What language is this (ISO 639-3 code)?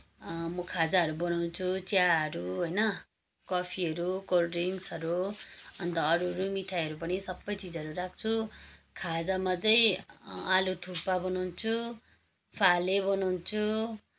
nep